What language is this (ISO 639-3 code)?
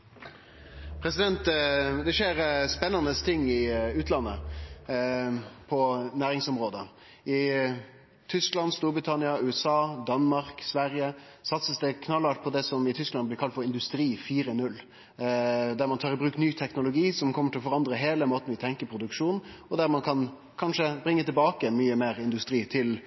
nno